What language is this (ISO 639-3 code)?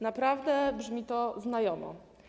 pol